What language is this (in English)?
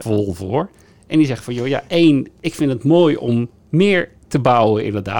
Dutch